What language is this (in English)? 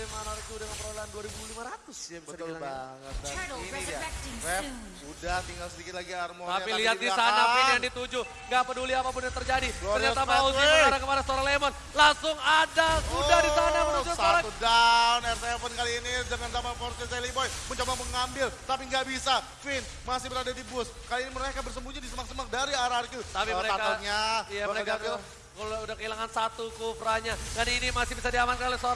Indonesian